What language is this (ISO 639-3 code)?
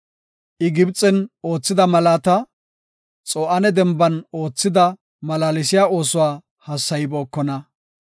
gof